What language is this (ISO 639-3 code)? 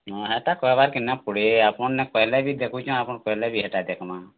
ori